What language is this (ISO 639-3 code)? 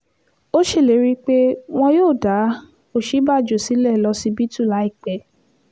yor